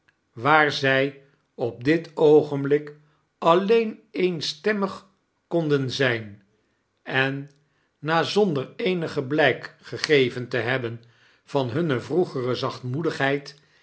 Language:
Dutch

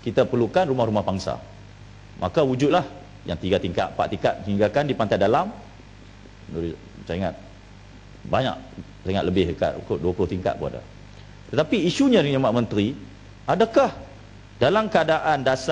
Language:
Malay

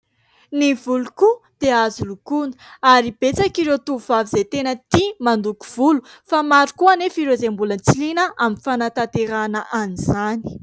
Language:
Malagasy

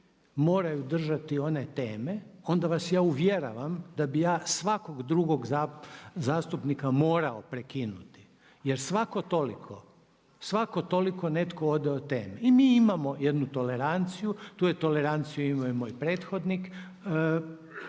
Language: Croatian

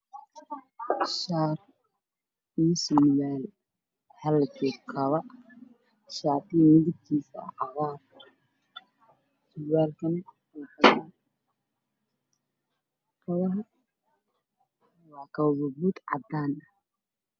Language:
Somali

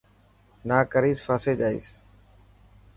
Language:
Dhatki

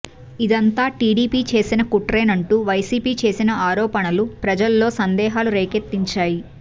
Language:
Telugu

